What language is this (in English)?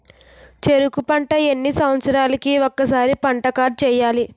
Telugu